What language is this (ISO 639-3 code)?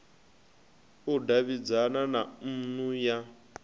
ven